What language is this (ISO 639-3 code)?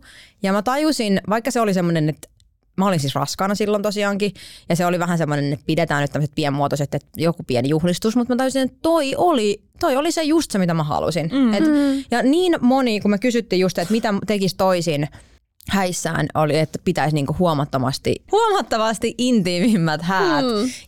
fin